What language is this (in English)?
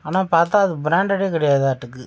Tamil